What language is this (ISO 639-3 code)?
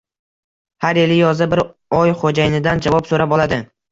uzb